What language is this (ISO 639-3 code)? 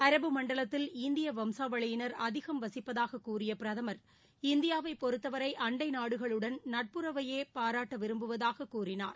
tam